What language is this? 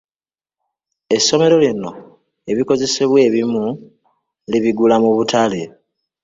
Ganda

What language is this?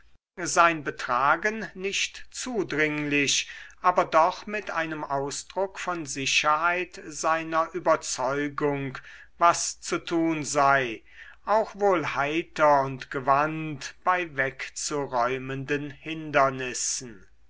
German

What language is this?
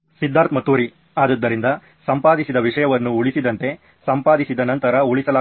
Kannada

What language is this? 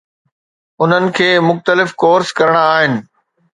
Sindhi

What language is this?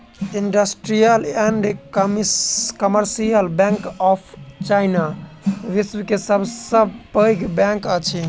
Maithili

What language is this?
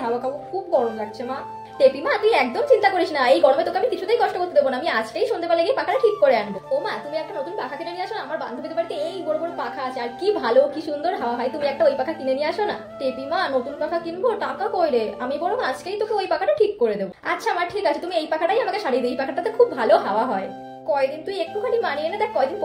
Bangla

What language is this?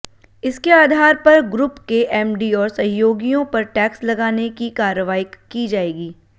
Hindi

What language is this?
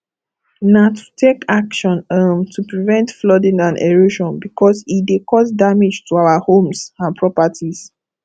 Nigerian Pidgin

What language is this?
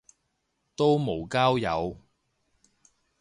Cantonese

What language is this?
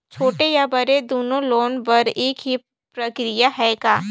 Chhattisgarhi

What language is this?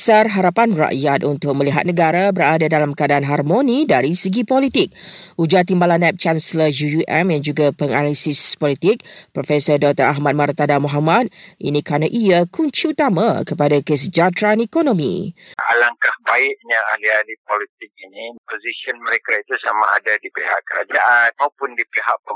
Malay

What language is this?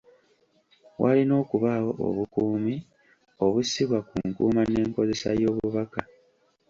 Ganda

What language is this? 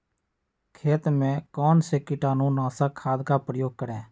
Magahi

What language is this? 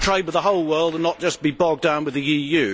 English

